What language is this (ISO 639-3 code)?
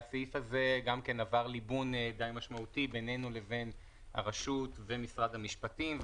heb